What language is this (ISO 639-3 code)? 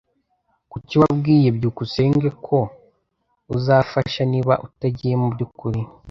kin